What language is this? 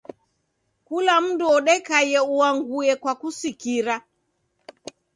Taita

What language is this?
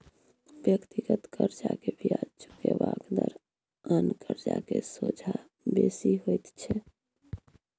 Maithili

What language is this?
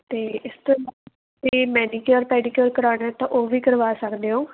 Punjabi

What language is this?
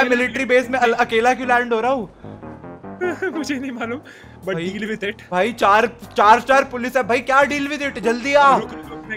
Hindi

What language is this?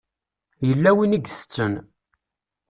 Kabyle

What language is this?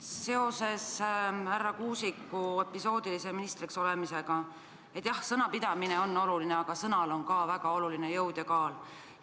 Estonian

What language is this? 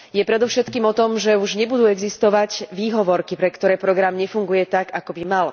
Slovak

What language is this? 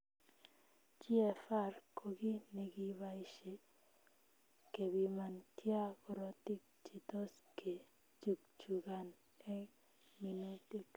Kalenjin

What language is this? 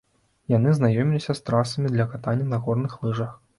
Belarusian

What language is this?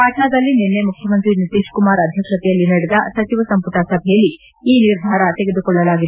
Kannada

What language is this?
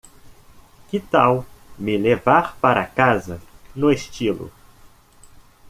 Portuguese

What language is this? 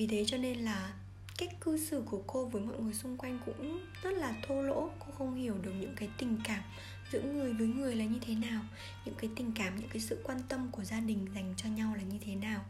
Vietnamese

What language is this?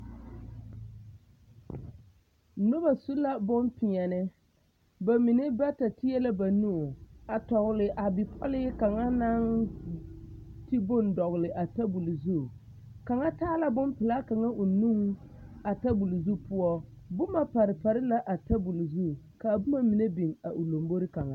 Southern Dagaare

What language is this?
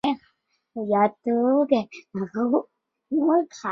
Chinese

